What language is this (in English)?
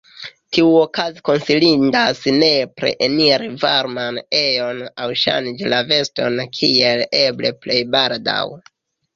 Esperanto